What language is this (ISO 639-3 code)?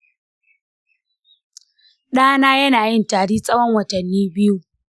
hau